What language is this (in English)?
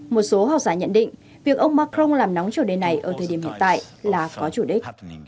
Vietnamese